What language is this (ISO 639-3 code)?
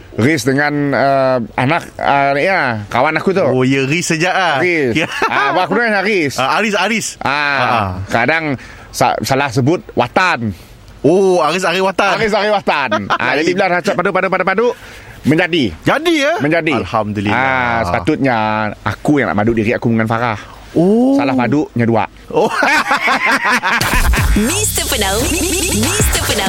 msa